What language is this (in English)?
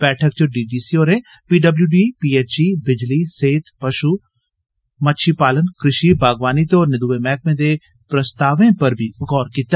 Dogri